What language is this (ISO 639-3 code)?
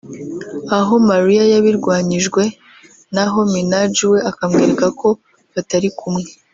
kin